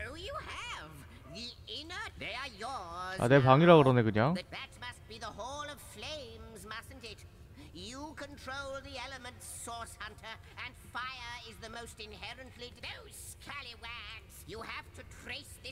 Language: Korean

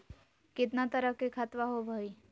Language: Magahi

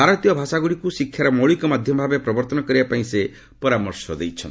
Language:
Odia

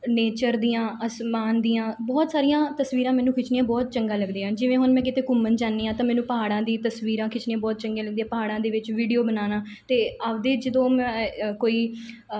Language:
Punjabi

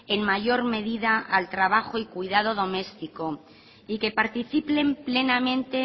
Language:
Spanish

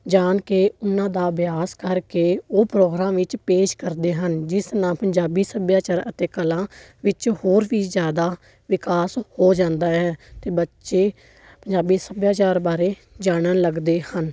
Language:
Punjabi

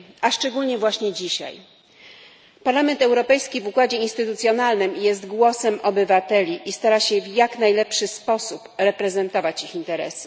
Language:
Polish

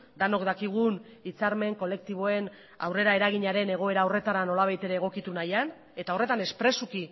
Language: Basque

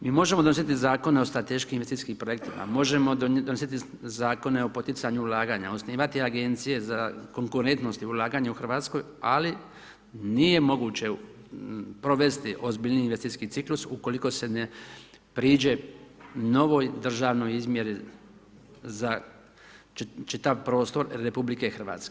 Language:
Croatian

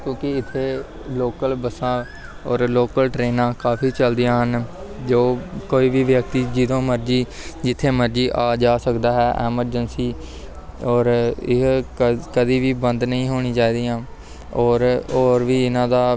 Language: Punjabi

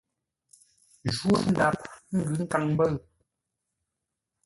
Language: Ngombale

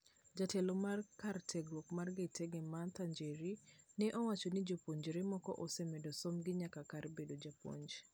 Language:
Luo (Kenya and Tanzania)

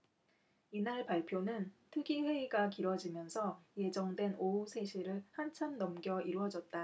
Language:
Korean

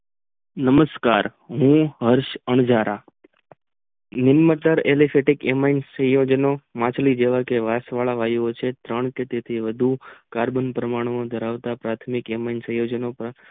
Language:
Gujarati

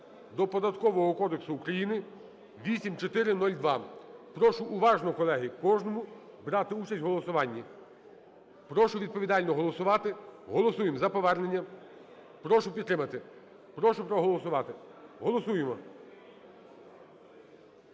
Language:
Ukrainian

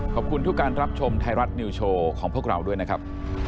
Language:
Thai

